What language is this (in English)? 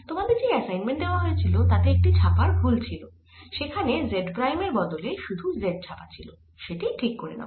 Bangla